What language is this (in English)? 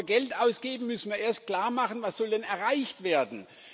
German